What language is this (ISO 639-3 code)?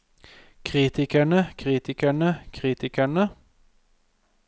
nor